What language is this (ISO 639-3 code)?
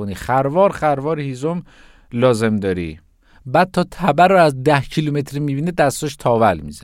fas